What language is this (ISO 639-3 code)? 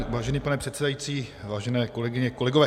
ces